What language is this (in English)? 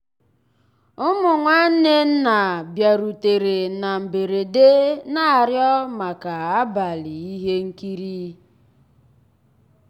Igbo